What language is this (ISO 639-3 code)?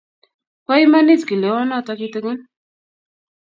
kln